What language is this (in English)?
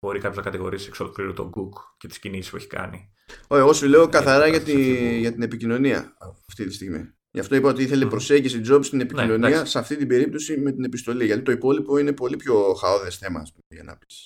Greek